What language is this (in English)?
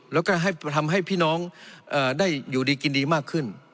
Thai